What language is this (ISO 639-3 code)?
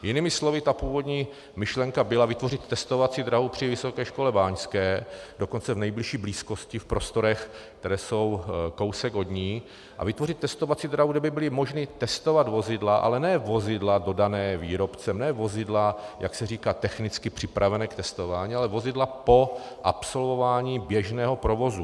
ces